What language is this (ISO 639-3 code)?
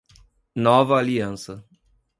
por